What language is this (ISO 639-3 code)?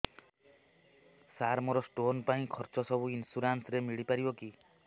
ori